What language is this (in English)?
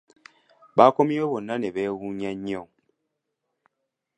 Ganda